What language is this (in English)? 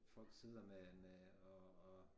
Danish